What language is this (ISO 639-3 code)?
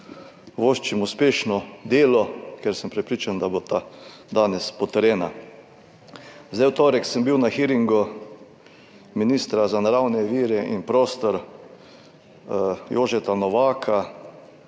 slv